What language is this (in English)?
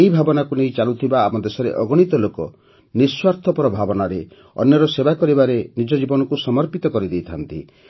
Odia